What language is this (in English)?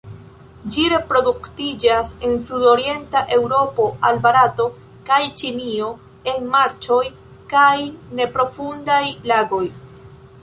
Esperanto